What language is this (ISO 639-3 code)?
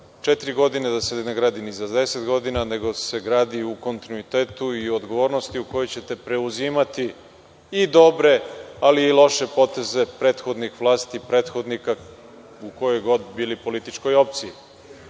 srp